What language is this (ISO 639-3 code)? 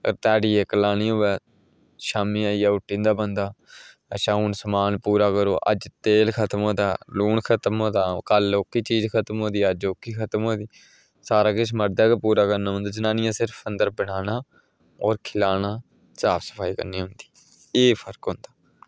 doi